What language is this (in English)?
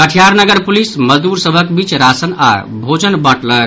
Maithili